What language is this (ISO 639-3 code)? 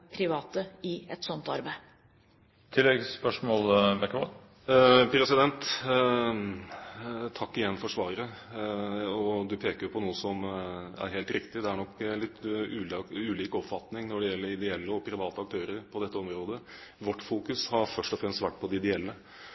nob